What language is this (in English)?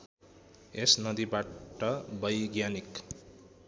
Nepali